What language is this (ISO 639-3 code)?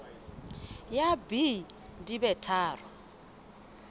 sot